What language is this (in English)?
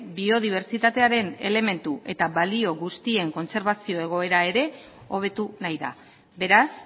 Basque